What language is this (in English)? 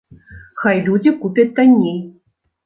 Belarusian